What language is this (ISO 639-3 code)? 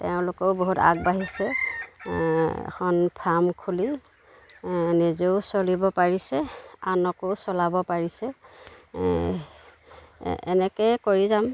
asm